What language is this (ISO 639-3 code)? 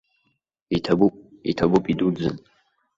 abk